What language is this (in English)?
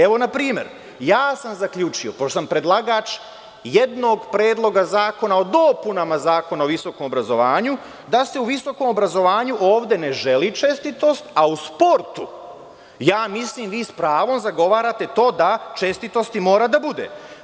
Serbian